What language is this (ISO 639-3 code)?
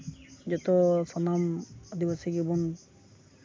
sat